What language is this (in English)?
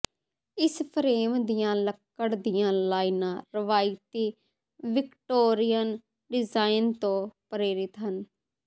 Punjabi